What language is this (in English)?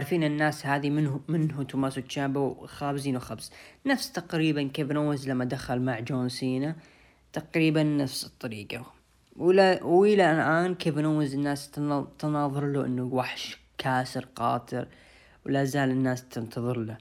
Arabic